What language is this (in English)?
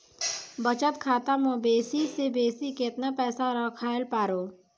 Maithili